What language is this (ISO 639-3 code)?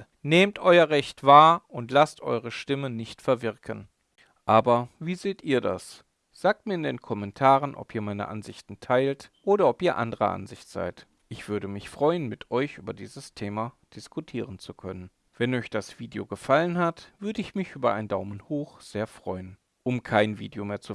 deu